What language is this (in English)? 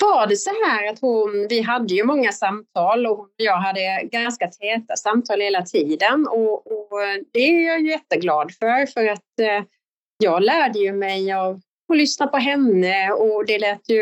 Swedish